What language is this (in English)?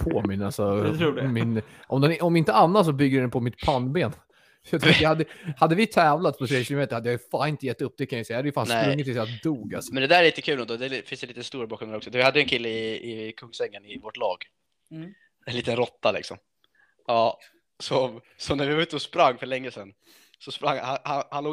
Swedish